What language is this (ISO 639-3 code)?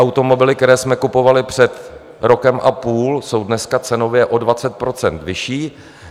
ces